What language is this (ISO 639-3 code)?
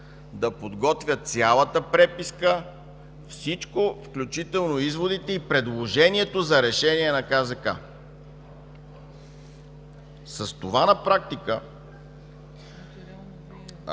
bul